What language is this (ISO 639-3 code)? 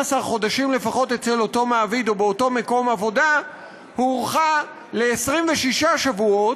heb